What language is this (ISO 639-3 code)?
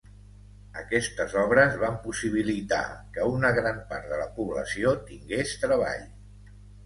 cat